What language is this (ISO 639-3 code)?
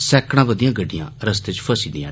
doi